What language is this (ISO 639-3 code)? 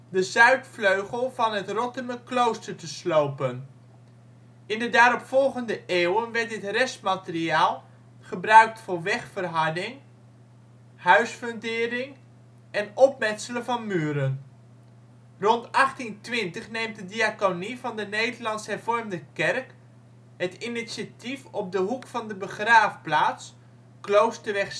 nld